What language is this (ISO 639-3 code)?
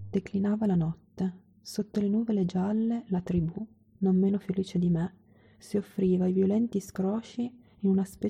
ita